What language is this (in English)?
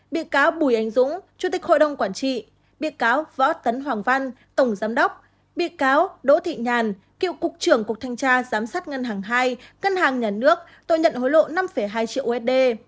Vietnamese